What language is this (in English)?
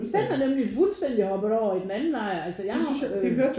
Danish